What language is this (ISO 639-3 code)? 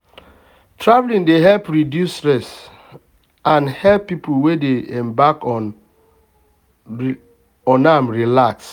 pcm